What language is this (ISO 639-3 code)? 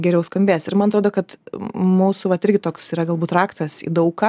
lit